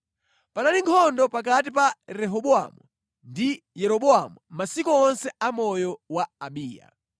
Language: Nyanja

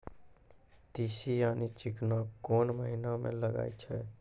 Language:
Maithili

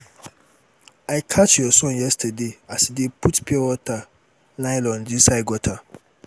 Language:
Nigerian Pidgin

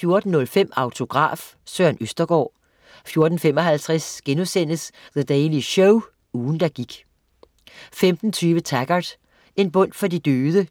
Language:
Danish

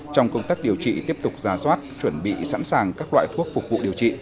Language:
Vietnamese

